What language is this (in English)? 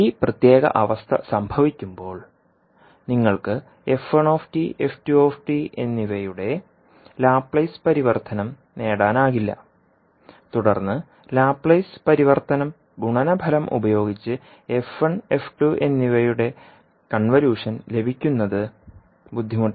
Malayalam